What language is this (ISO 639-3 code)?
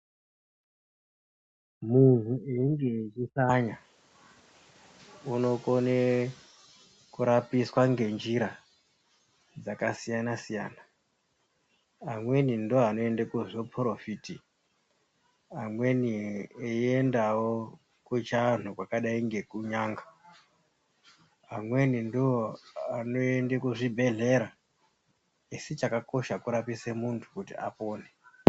ndc